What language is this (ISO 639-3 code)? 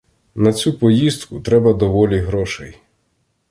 ukr